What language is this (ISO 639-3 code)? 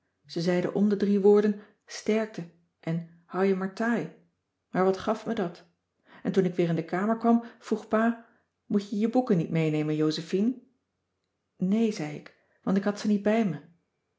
nld